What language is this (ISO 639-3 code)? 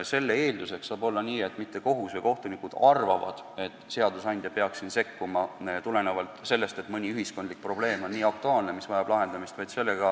est